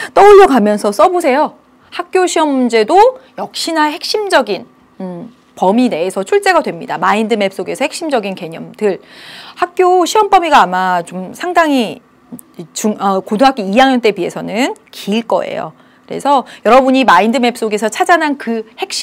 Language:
Korean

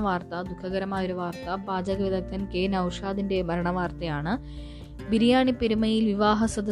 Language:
Malayalam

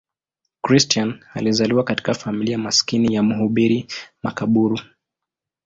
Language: Swahili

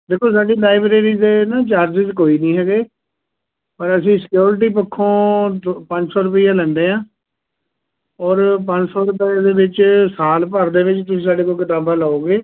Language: Punjabi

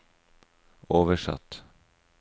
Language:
Norwegian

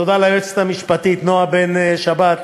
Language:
Hebrew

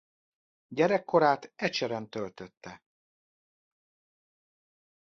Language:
Hungarian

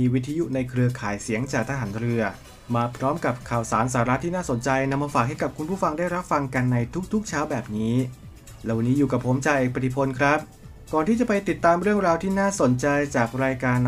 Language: Thai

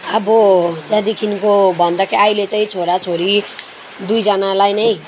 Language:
Nepali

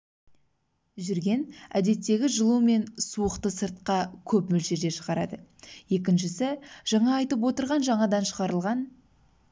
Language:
Kazakh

